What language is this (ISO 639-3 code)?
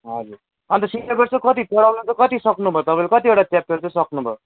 nep